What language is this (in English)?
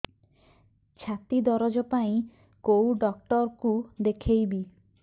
Odia